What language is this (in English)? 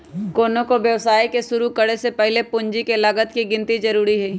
Magahi